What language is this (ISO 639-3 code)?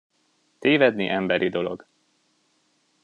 hun